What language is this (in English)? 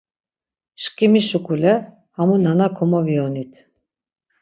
Laz